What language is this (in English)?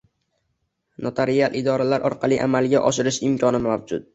Uzbek